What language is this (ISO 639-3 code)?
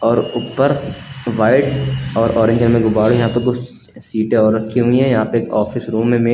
hin